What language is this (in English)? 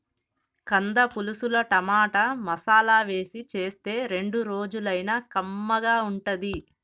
Telugu